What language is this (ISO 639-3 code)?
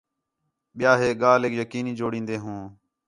xhe